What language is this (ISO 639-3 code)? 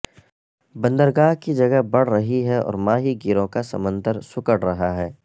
urd